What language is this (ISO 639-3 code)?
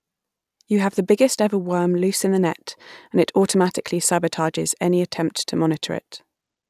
eng